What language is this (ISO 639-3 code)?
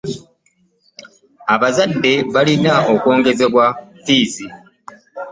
lug